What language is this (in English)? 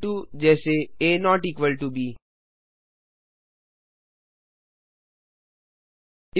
Hindi